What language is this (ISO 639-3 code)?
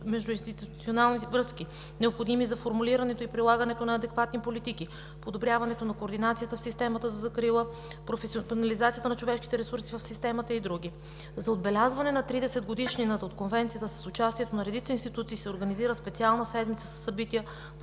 bul